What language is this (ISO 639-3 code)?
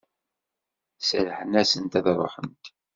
kab